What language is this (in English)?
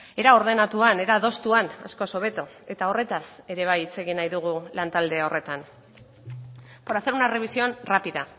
Basque